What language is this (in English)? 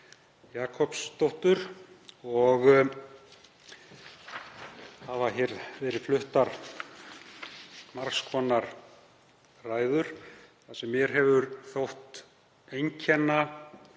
Icelandic